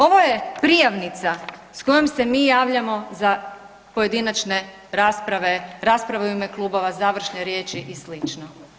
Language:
Croatian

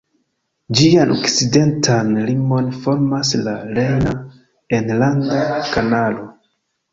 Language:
Esperanto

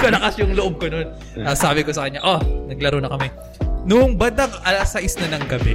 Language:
Filipino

